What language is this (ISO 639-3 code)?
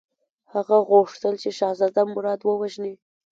pus